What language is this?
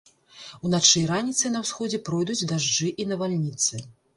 Belarusian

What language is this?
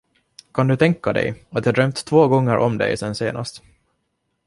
Swedish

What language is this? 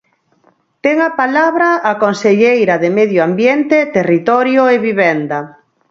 Galician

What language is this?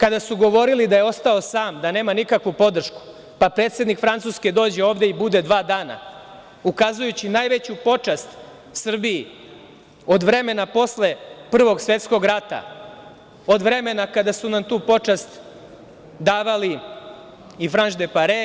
Serbian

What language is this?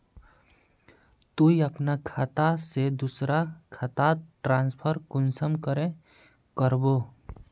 Magahi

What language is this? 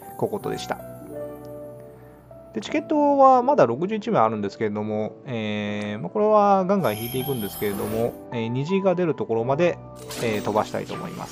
Japanese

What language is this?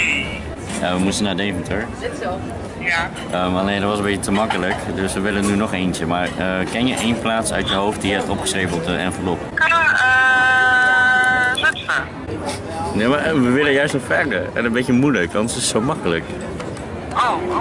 Dutch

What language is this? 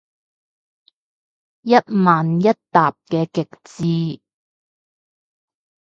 Cantonese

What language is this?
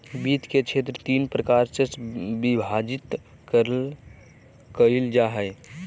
Magahi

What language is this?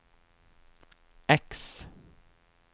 Norwegian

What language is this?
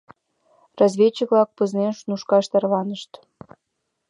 Mari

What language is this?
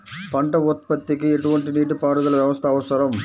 Telugu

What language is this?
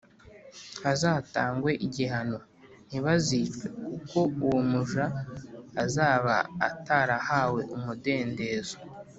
Kinyarwanda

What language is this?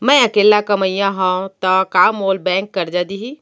Chhattisgarhi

